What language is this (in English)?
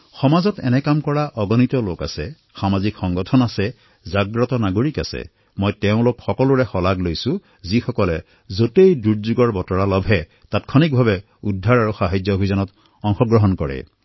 Assamese